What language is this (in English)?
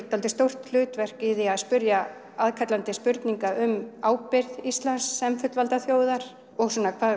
Icelandic